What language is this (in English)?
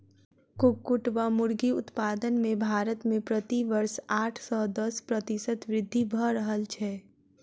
Maithili